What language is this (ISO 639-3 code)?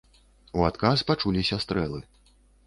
bel